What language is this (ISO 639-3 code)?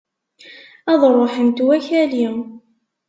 kab